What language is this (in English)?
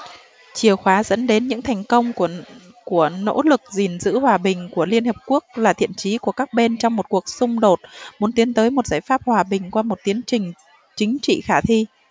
Vietnamese